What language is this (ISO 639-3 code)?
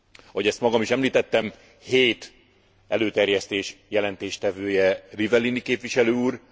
hun